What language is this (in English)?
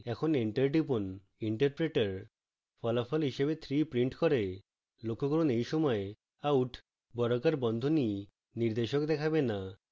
Bangla